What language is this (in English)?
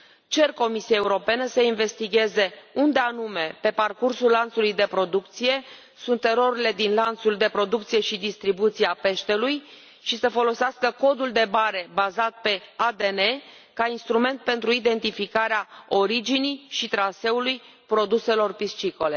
Romanian